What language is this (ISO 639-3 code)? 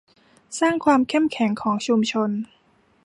tha